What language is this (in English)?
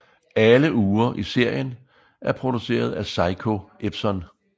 Danish